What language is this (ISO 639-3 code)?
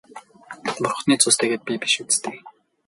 mon